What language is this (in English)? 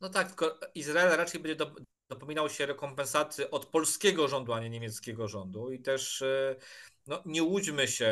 Polish